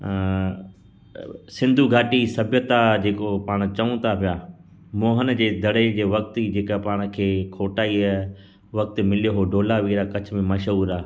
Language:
Sindhi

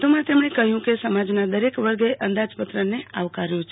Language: Gujarati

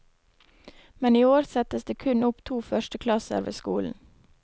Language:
Norwegian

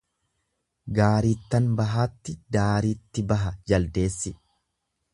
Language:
Oromo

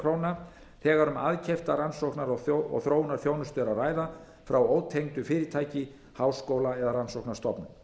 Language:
Icelandic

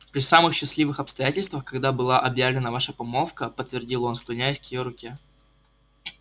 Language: Russian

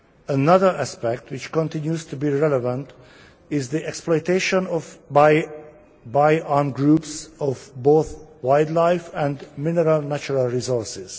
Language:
English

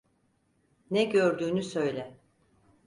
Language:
Turkish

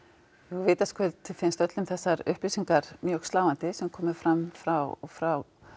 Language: Icelandic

